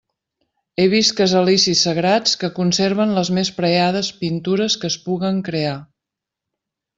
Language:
Catalan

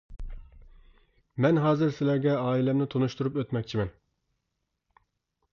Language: Uyghur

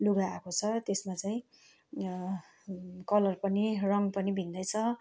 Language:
Nepali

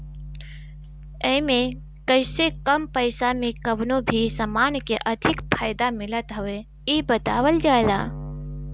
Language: Bhojpuri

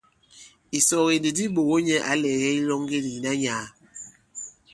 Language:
Bankon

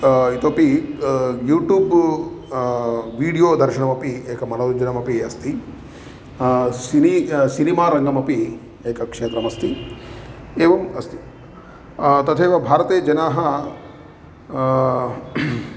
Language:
Sanskrit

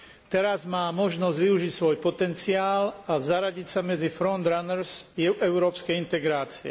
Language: Slovak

